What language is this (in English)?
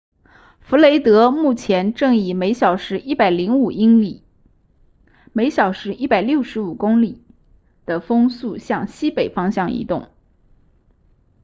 Chinese